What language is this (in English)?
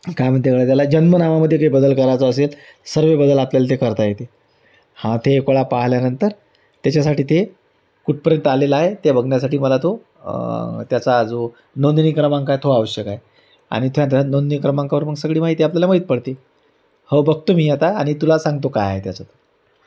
Marathi